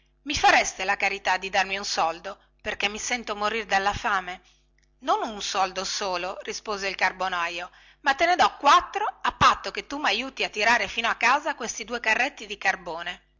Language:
Italian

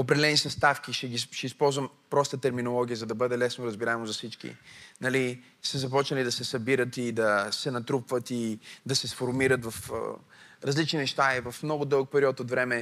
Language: Bulgarian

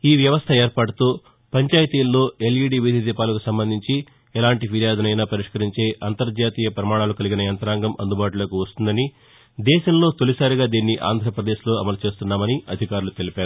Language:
Telugu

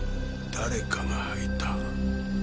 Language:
Japanese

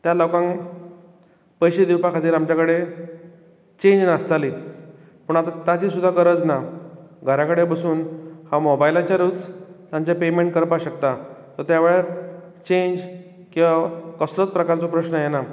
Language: Konkani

